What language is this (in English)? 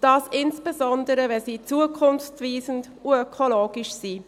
Swiss German